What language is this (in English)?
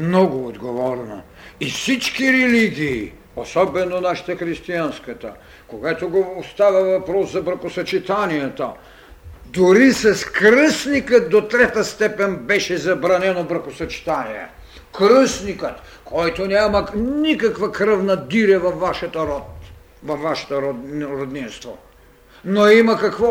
Bulgarian